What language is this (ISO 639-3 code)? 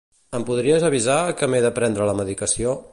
cat